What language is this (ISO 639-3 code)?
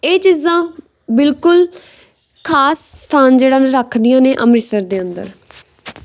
pan